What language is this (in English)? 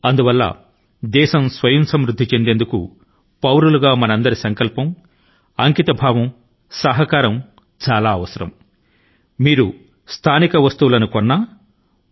Telugu